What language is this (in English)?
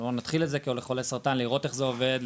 Hebrew